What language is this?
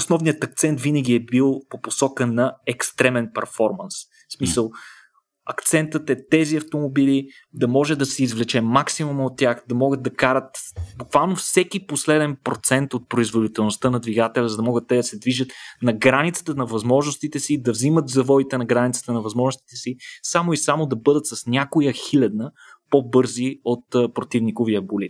Bulgarian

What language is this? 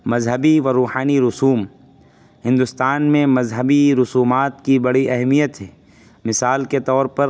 Urdu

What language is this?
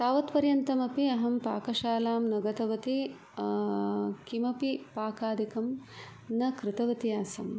Sanskrit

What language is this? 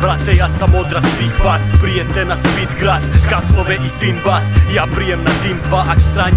Romanian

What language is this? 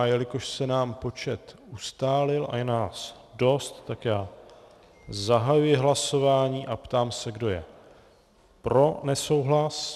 Czech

